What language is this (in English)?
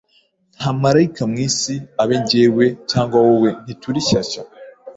Kinyarwanda